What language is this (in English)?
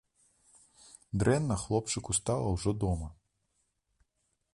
Belarusian